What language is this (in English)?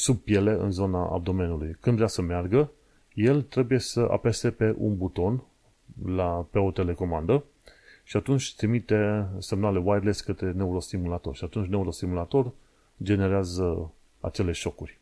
Romanian